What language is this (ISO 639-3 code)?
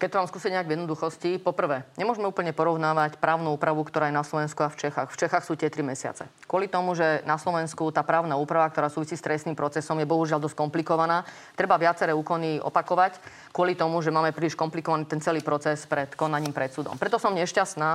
slk